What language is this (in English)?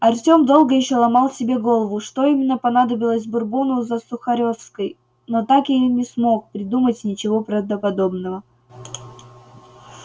Russian